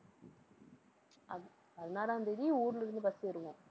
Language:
Tamil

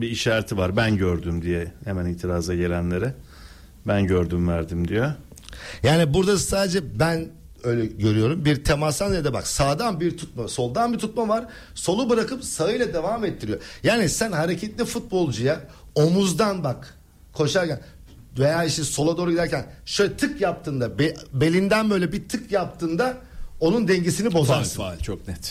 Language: Turkish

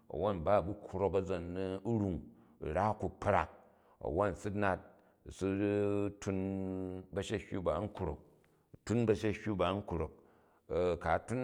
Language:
Jju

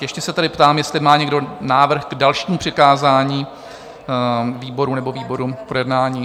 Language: Czech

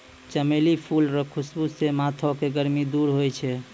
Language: Maithili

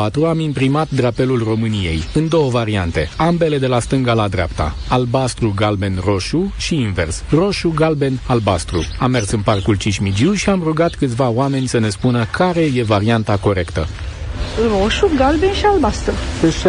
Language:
Romanian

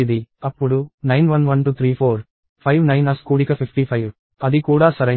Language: Telugu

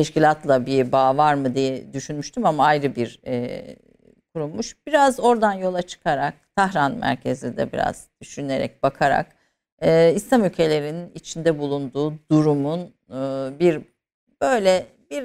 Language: Turkish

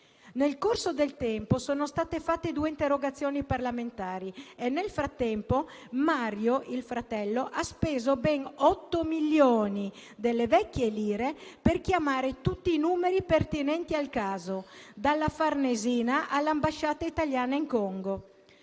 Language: Italian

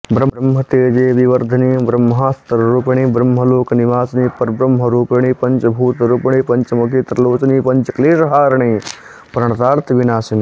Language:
Sanskrit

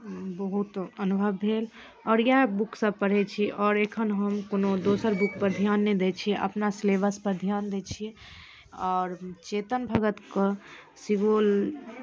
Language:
Maithili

